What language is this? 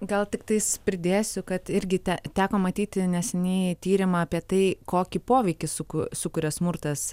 Lithuanian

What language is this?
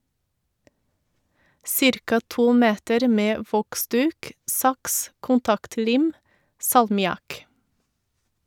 Norwegian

